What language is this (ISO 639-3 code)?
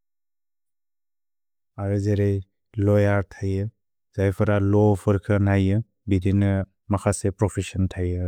brx